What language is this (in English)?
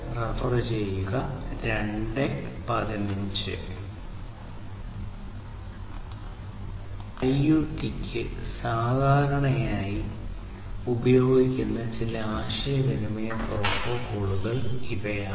Malayalam